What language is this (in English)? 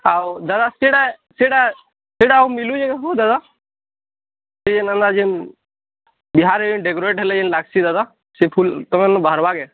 Odia